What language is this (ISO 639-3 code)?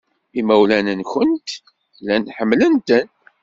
kab